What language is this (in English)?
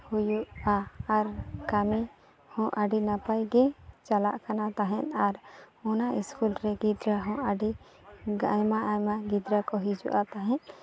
Santali